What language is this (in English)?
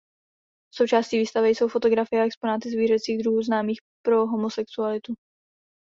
Czech